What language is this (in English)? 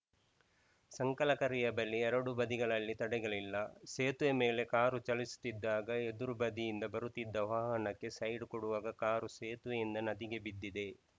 Kannada